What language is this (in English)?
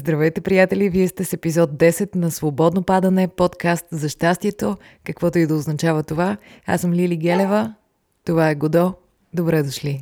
Bulgarian